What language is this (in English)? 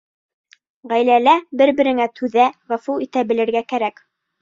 Bashkir